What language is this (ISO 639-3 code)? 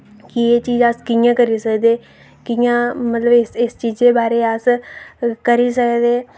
doi